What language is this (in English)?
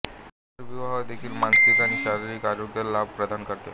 Marathi